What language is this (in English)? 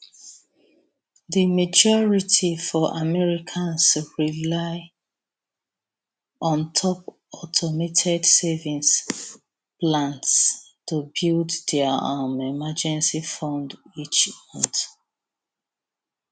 Nigerian Pidgin